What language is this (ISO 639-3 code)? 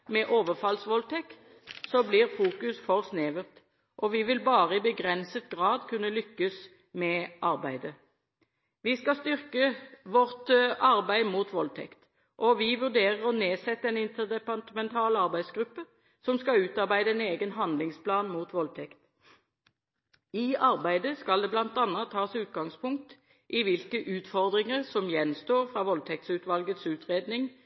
nob